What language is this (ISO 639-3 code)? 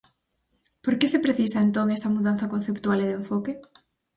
glg